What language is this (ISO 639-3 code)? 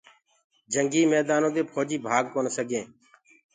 ggg